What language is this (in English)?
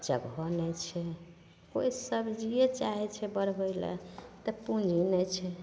Maithili